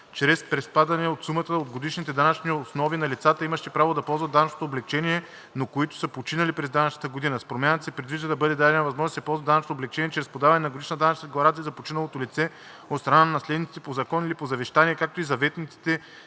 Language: Bulgarian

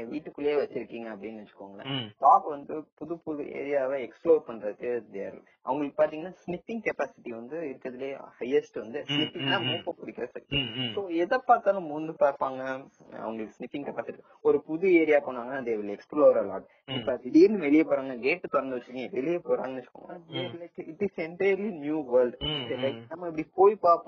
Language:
Tamil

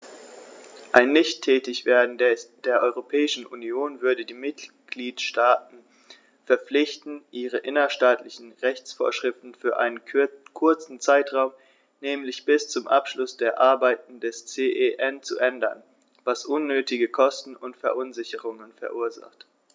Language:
German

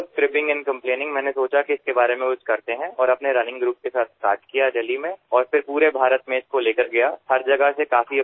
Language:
Assamese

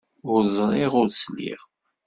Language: Kabyle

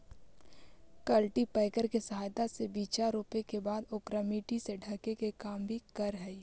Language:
Magahi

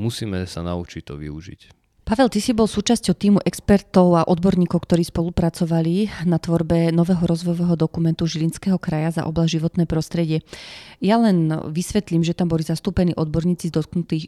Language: Slovak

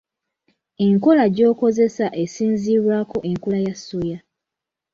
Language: Ganda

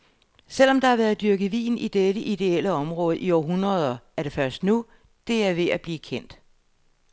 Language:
Danish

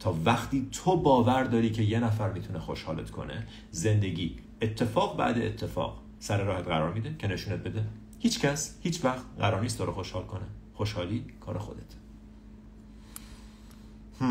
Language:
Persian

